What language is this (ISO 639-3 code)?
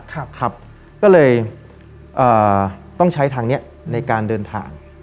tha